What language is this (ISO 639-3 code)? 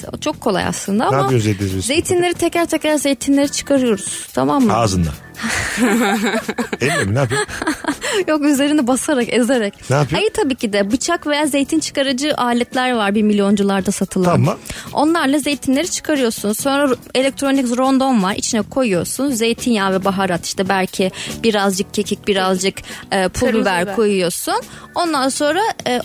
tur